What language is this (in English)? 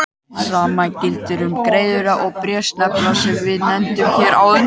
Icelandic